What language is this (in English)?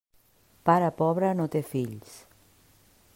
Catalan